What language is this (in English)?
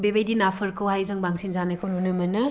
Bodo